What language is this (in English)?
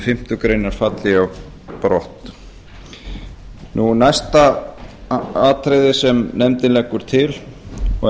Icelandic